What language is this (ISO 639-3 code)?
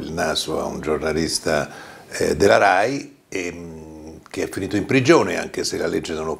ita